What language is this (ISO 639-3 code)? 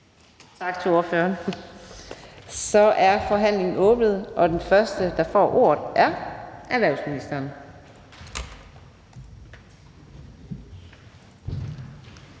dan